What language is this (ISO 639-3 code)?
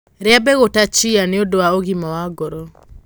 kik